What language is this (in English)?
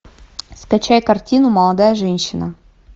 Russian